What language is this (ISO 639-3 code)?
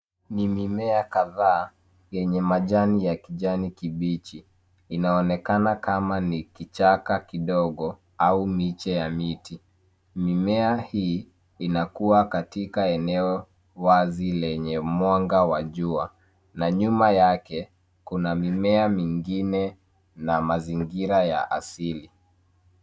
swa